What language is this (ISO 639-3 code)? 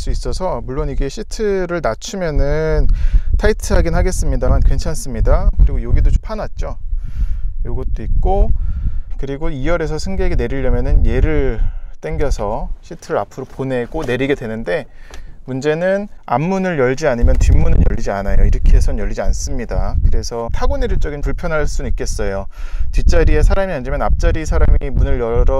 kor